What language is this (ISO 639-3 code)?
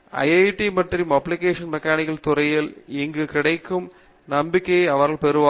tam